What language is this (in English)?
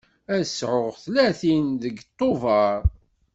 Kabyle